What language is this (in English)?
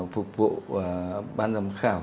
Vietnamese